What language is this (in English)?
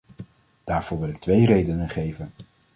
Dutch